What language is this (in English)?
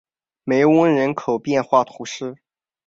Chinese